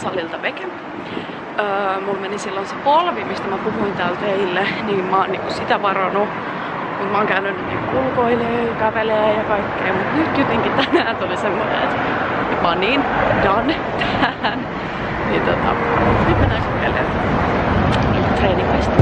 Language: Finnish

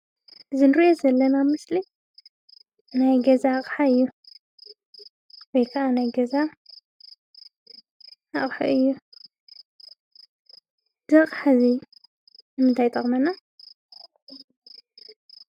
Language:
Tigrinya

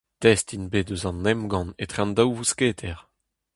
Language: Breton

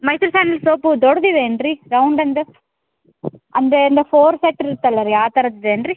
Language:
Kannada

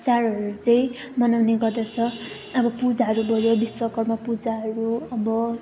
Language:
Nepali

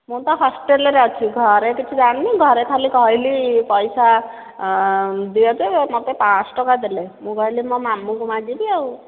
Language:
Odia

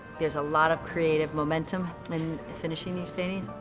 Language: English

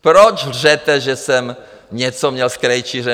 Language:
Czech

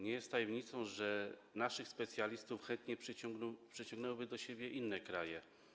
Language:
Polish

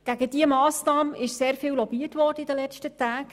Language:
Swiss German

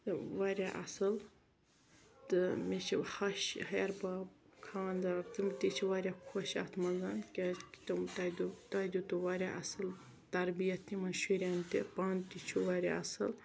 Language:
Kashmiri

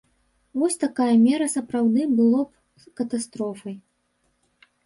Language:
Belarusian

